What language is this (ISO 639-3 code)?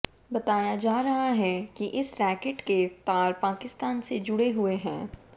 hin